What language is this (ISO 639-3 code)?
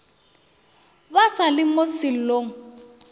nso